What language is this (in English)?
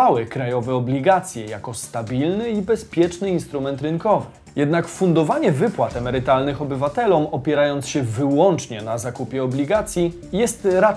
Polish